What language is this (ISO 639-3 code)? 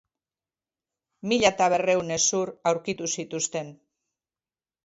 eus